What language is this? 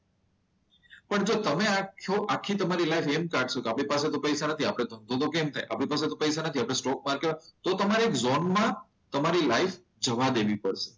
Gujarati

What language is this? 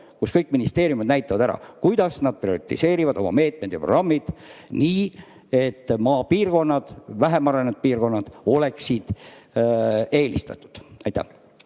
Estonian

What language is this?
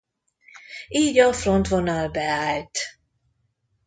Hungarian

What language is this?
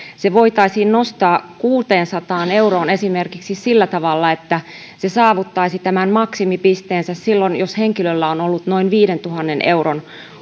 Finnish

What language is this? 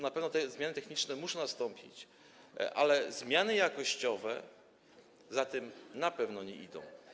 Polish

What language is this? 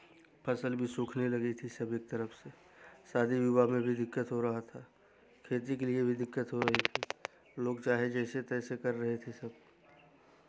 Hindi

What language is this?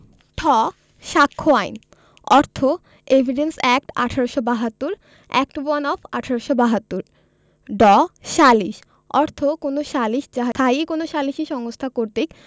Bangla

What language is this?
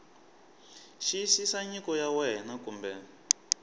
Tsonga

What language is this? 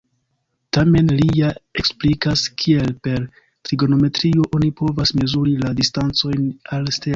Esperanto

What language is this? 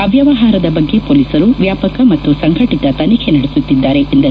Kannada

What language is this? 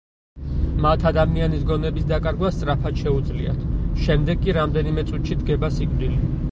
Georgian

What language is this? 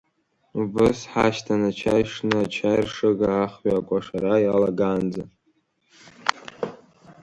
Abkhazian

